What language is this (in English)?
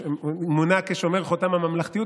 Hebrew